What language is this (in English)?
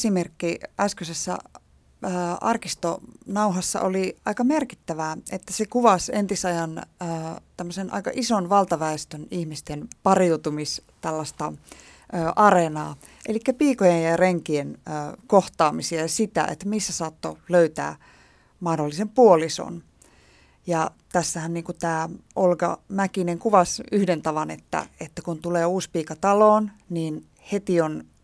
Finnish